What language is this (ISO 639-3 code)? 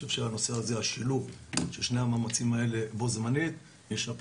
heb